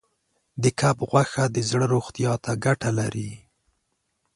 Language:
Pashto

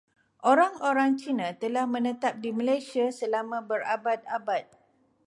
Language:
Malay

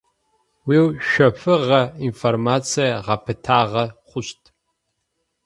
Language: Adyghe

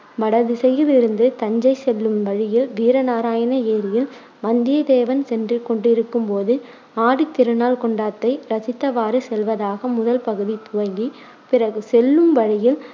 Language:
Tamil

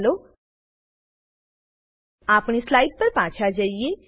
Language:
Gujarati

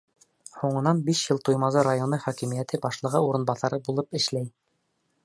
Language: Bashkir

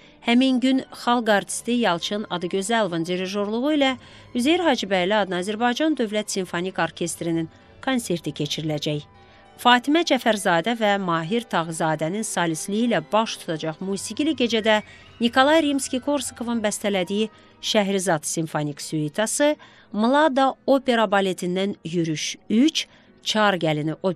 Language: Turkish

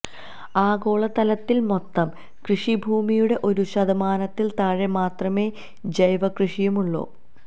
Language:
Malayalam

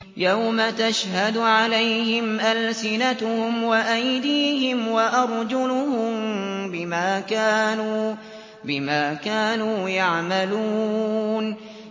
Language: Arabic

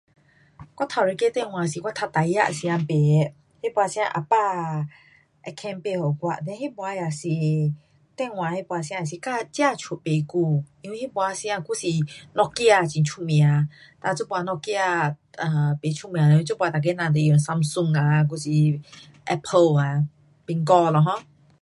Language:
Pu-Xian Chinese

